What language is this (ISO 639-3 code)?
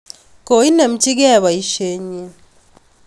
kln